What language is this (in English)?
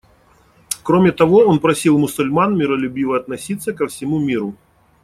Russian